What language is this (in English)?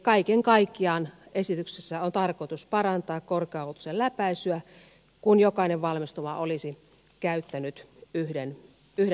Finnish